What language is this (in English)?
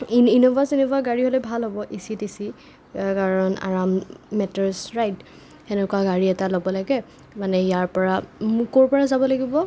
Assamese